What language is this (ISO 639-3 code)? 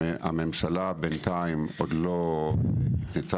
heb